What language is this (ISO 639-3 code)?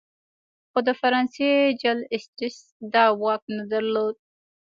pus